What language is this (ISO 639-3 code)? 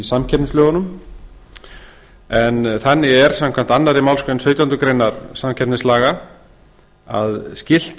isl